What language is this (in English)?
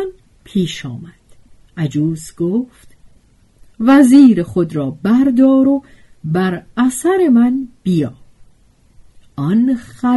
Persian